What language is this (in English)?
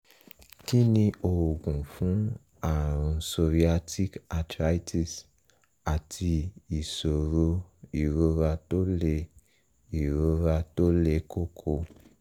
Yoruba